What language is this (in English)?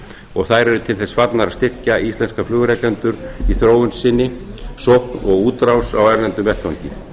Icelandic